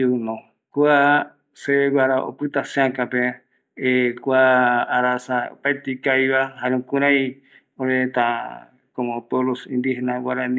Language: Eastern Bolivian Guaraní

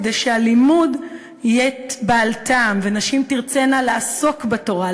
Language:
Hebrew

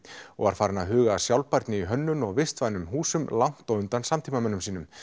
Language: Icelandic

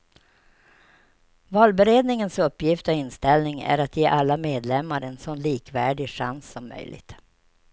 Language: Swedish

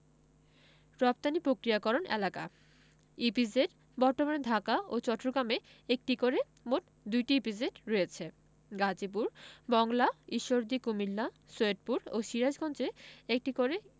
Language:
Bangla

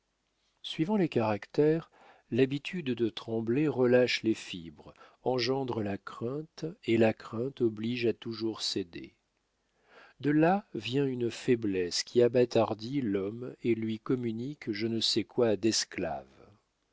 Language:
French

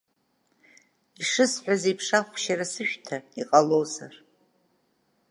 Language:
Abkhazian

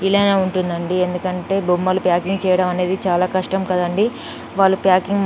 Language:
Telugu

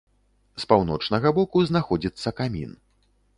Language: Belarusian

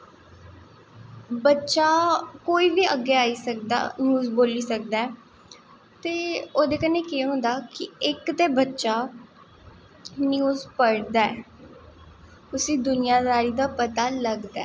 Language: Dogri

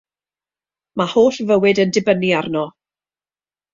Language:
Welsh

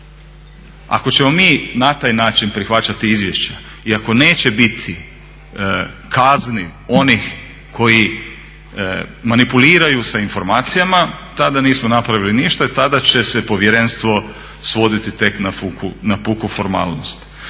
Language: Croatian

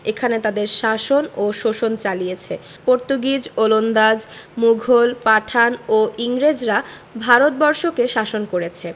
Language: Bangla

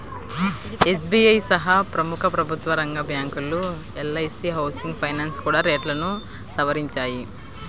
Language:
Telugu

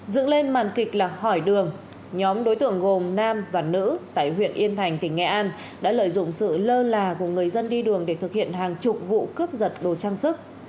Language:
Vietnamese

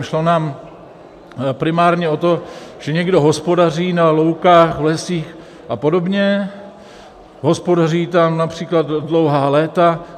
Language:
Czech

